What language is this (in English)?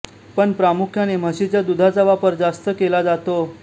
Marathi